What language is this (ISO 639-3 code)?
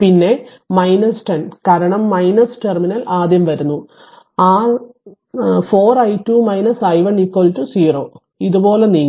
mal